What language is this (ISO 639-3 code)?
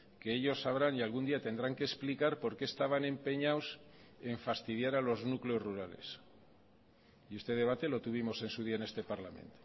spa